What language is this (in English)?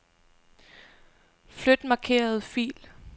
Danish